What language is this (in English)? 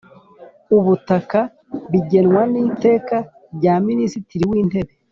Kinyarwanda